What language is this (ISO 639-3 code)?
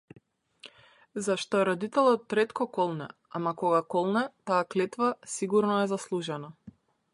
mkd